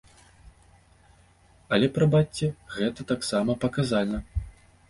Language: Belarusian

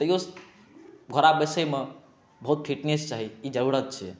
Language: Maithili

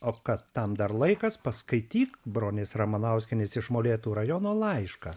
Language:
Lithuanian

